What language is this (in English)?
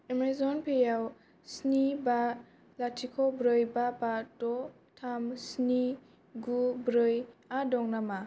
Bodo